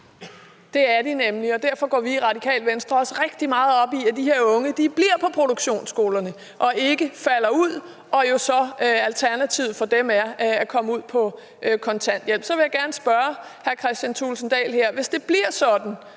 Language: Danish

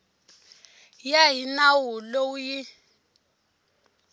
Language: Tsonga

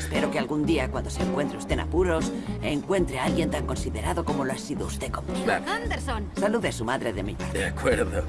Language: Spanish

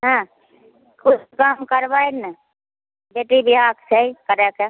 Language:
Maithili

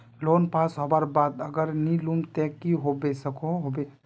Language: Magahi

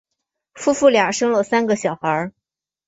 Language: Chinese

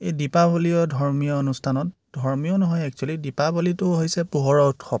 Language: Assamese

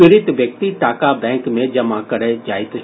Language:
Maithili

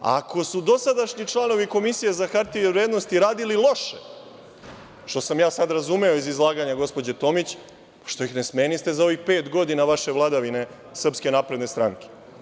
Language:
Serbian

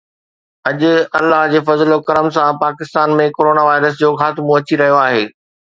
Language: Sindhi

